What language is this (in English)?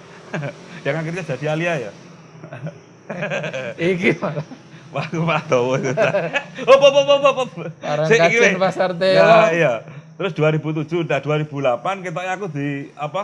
Indonesian